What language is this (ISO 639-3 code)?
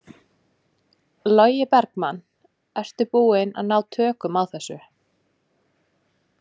isl